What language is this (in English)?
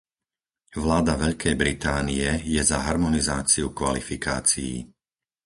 Slovak